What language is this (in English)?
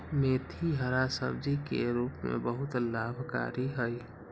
Magahi